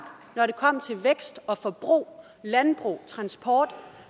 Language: Danish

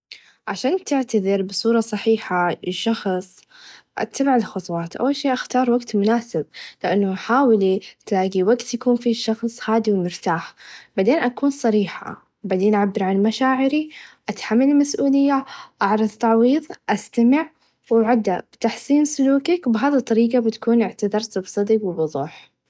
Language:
Najdi Arabic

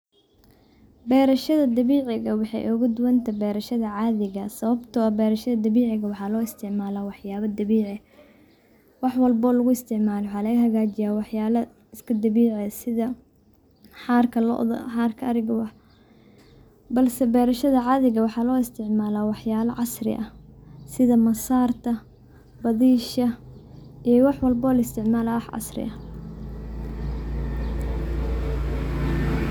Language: Somali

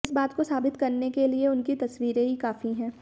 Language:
Hindi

